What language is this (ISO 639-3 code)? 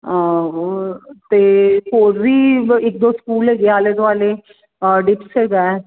pan